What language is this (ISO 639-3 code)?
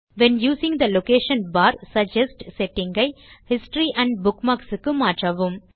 tam